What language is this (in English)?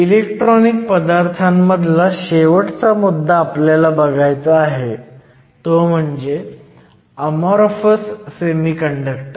Marathi